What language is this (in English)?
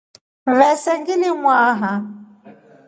Rombo